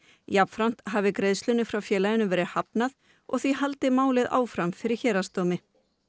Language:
Icelandic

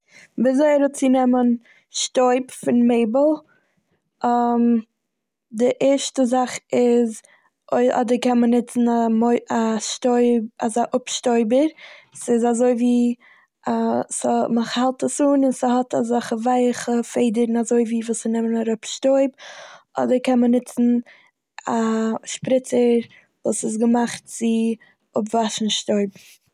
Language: Yiddish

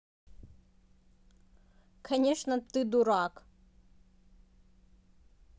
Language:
Russian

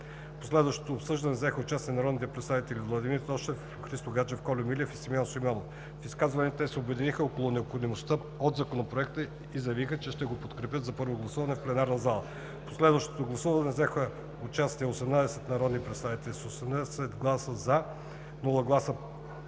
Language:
Bulgarian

